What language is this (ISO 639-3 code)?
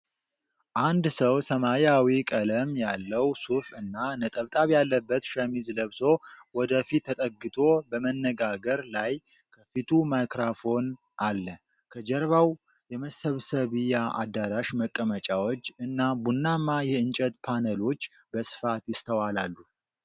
amh